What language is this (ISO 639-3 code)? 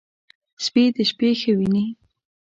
pus